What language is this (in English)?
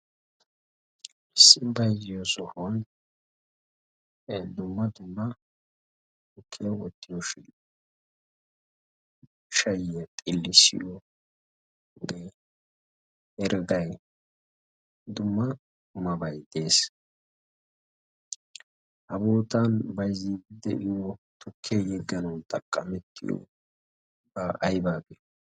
Wolaytta